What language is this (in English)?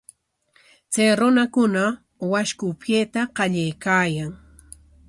Corongo Ancash Quechua